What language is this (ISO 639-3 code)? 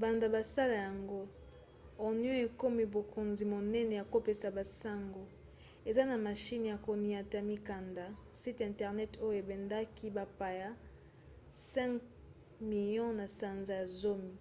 lin